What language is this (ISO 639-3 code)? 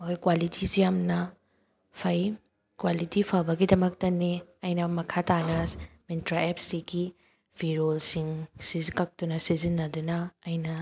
mni